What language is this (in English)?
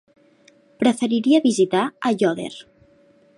Catalan